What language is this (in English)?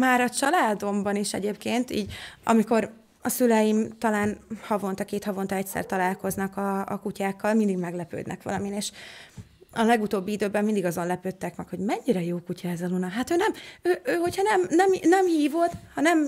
Hungarian